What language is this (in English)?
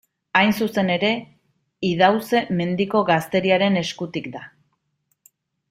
Basque